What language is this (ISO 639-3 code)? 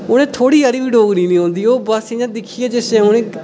doi